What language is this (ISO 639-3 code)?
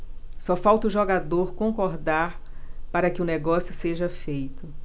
por